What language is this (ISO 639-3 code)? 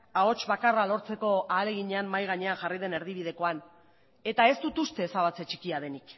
eus